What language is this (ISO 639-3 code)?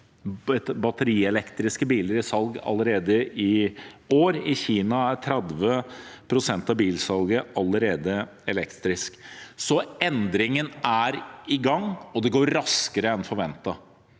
nor